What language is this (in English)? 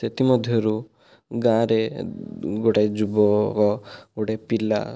Odia